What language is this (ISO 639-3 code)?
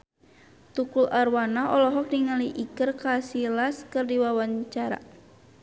sun